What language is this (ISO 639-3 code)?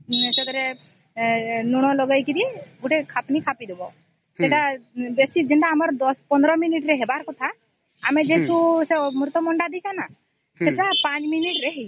ori